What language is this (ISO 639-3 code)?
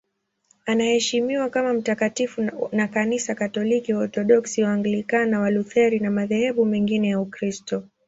swa